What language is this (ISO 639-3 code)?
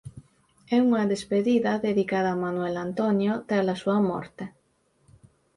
glg